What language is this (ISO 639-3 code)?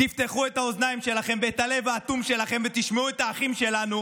heb